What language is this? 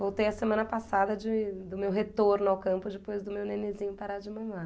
Portuguese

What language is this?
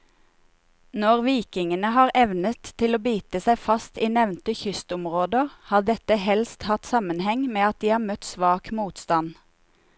Norwegian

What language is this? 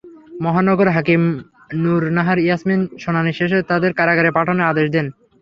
Bangla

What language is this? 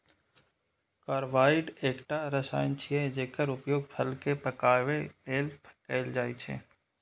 Maithili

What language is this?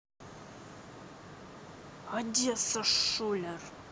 Russian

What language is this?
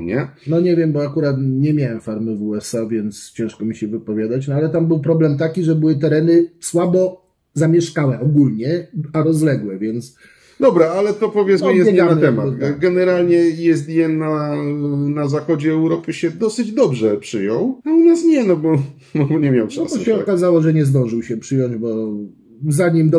Polish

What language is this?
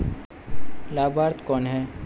Hindi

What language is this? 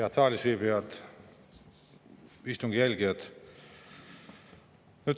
Estonian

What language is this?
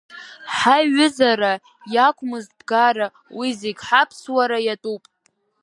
Abkhazian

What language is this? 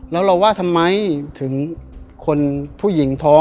Thai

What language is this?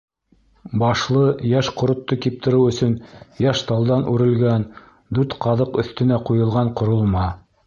Bashkir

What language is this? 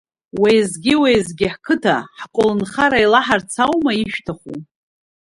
Abkhazian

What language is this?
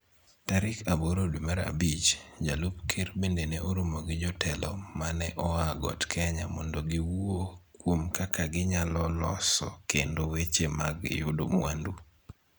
Luo (Kenya and Tanzania)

